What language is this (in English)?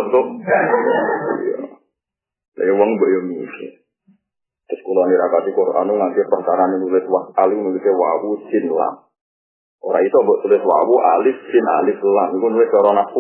Indonesian